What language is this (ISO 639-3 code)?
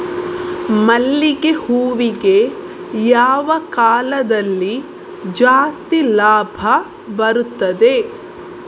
kan